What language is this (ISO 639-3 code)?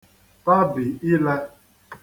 ibo